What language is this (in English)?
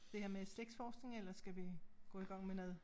Danish